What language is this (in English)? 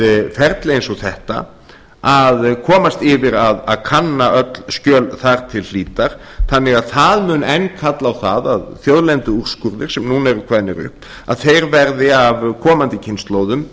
Icelandic